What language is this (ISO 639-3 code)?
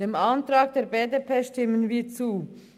gsw